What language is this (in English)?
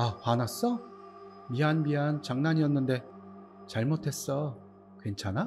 Korean